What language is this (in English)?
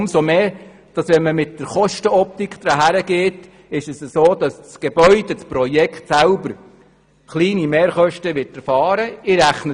Swiss German